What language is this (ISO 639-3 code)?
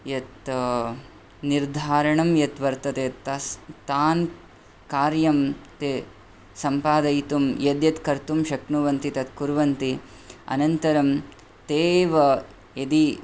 san